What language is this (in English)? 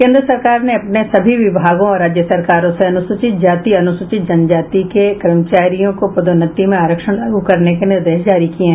Hindi